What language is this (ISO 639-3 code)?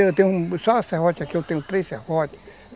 por